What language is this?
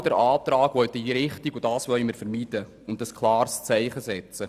Swiss German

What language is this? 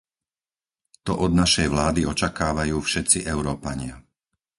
Slovak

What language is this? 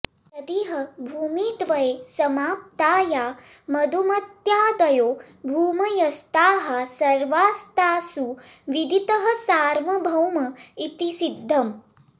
Sanskrit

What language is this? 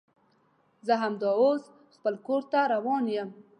Pashto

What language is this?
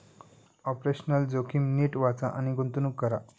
Marathi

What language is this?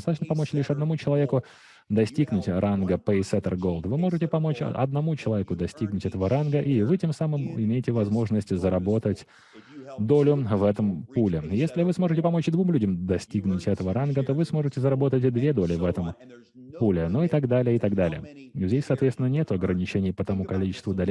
Russian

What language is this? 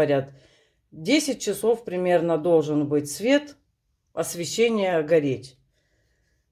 Russian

